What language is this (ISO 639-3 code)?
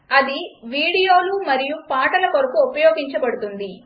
tel